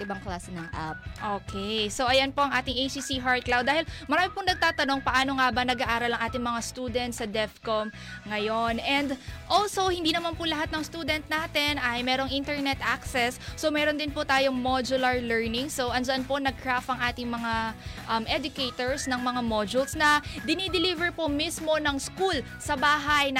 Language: Filipino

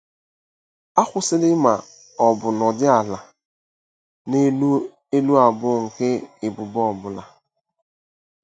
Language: Igbo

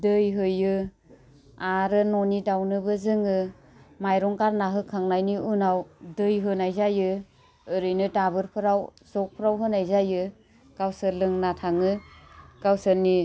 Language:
Bodo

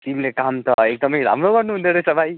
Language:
Nepali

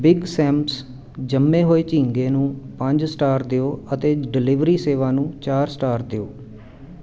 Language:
Punjabi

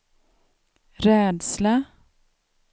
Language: Swedish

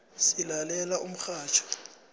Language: South Ndebele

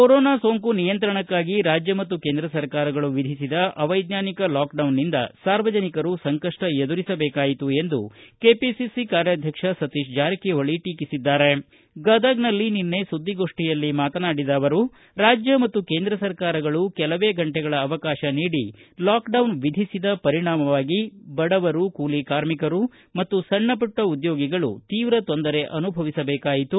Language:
Kannada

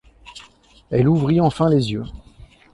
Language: French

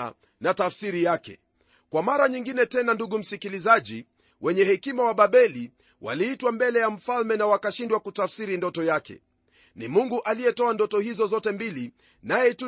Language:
Swahili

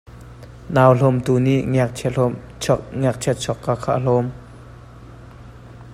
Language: Hakha Chin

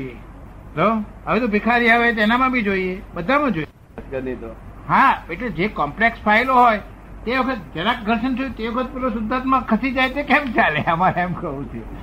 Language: Gujarati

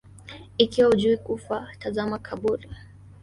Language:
Swahili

